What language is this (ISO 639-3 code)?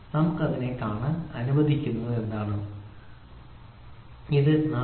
mal